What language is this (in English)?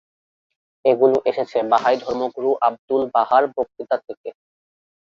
Bangla